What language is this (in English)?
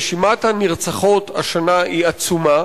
Hebrew